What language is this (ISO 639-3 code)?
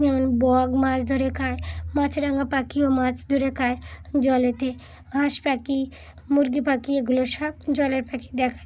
ben